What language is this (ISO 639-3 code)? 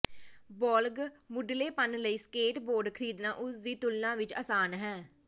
pan